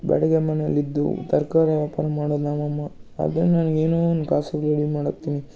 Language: Kannada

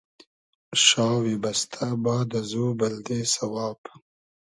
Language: Hazaragi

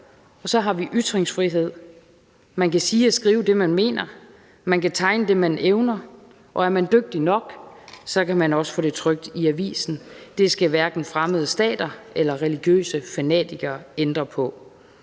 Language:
Danish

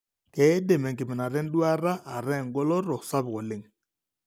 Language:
Masai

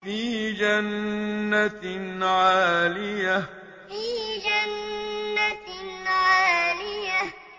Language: Arabic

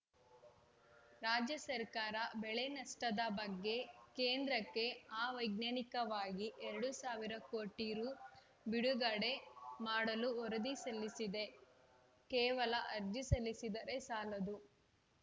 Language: Kannada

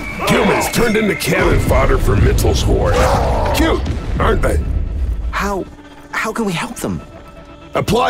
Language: English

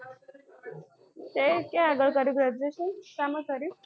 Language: Gujarati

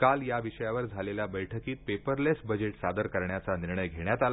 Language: Marathi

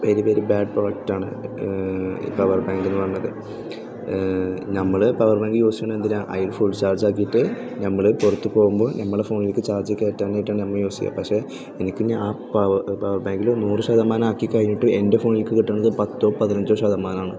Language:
Malayalam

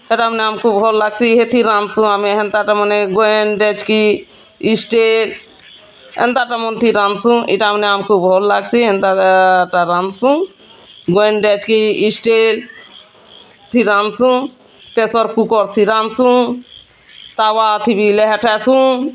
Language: Odia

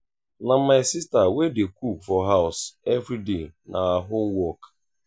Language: Nigerian Pidgin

